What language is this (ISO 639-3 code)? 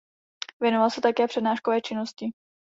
ces